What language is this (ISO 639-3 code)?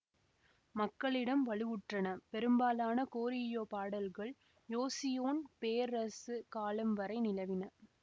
tam